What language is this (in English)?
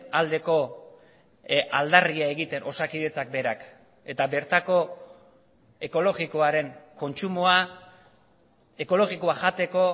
Basque